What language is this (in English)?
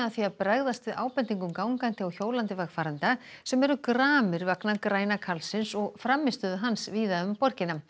Icelandic